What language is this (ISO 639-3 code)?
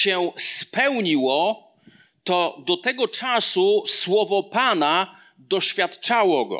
pol